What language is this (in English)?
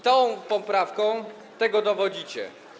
Polish